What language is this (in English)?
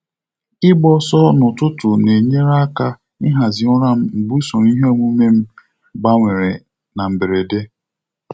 Igbo